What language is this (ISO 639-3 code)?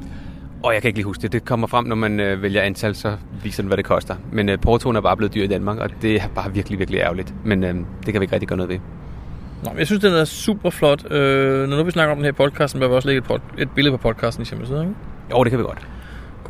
dan